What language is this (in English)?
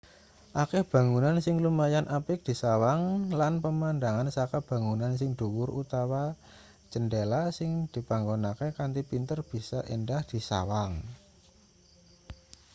Javanese